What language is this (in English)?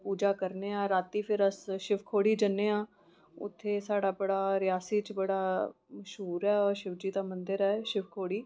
Dogri